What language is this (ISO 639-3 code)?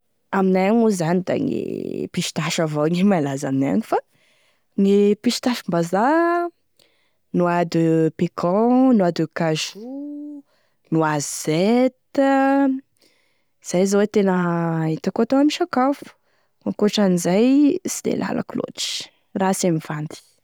tkg